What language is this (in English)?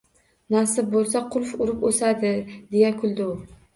Uzbek